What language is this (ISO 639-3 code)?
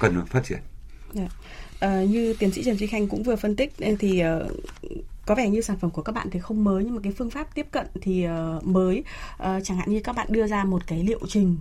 vie